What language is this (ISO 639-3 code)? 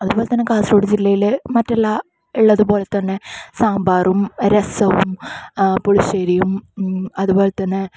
mal